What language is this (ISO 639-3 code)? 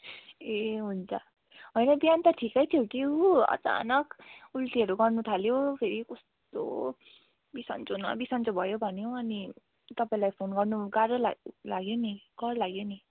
nep